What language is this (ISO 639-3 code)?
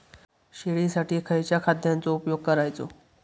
mar